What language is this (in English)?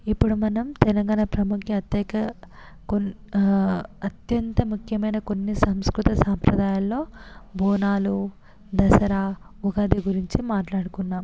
Telugu